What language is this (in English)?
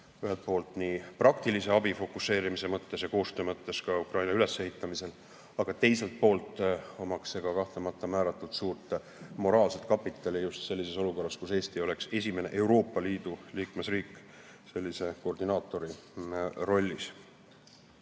Estonian